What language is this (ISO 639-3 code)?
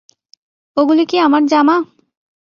ben